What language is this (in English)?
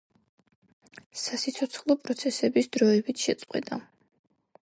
Georgian